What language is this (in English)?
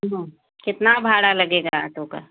Hindi